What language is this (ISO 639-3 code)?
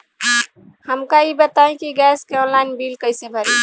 bho